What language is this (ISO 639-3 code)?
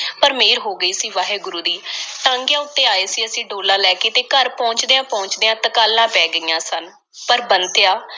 pan